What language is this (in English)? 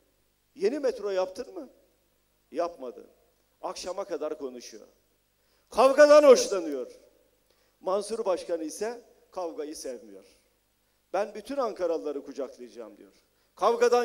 Turkish